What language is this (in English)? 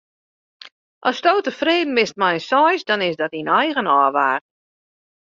Western Frisian